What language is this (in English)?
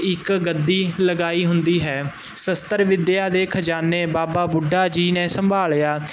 Punjabi